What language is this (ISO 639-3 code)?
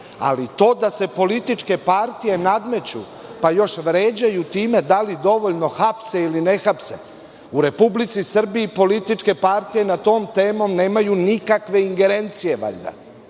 srp